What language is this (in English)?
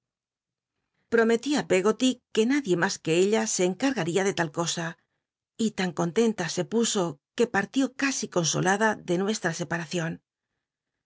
Spanish